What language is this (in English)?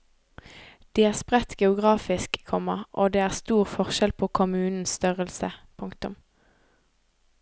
Norwegian